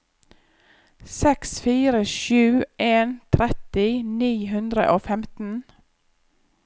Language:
Norwegian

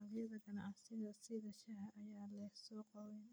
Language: Somali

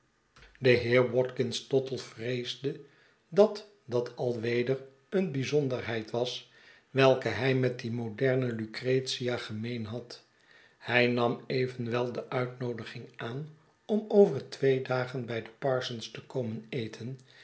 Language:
Dutch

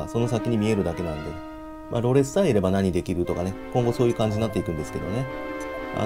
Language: Japanese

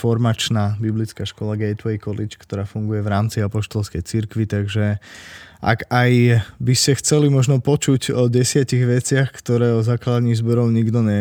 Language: Slovak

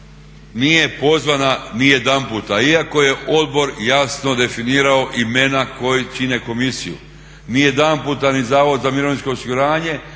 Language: Croatian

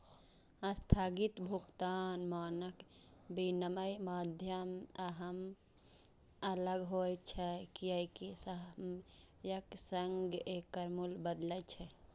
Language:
Maithili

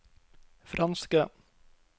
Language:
Norwegian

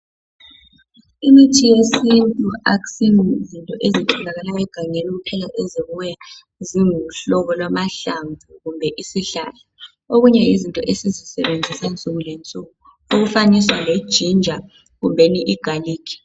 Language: North Ndebele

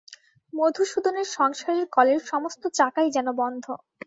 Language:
Bangla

